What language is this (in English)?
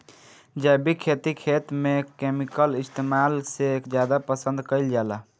Bhojpuri